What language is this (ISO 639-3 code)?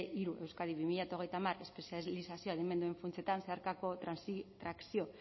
eus